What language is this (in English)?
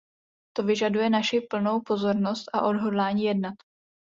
Czech